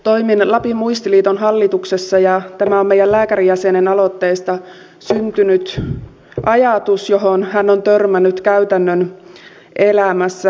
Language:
Finnish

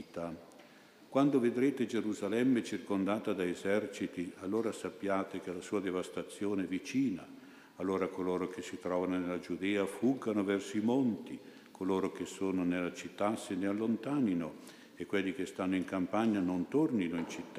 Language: Italian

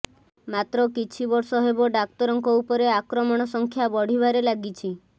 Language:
Odia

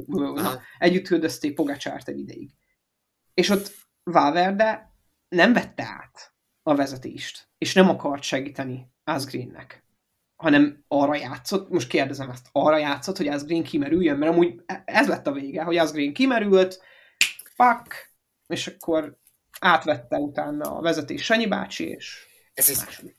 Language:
Hungarian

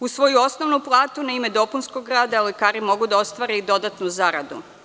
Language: Serbian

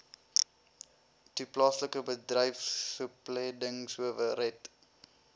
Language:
Afrikaans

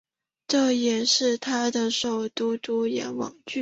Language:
Chinese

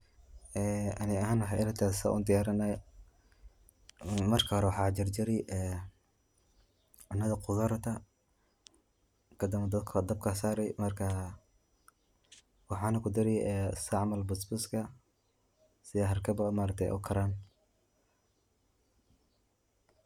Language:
Somali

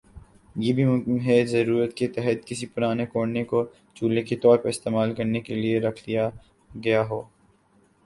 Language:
Urdu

